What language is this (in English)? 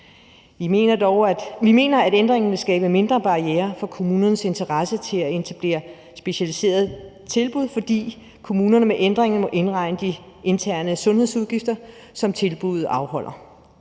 Danish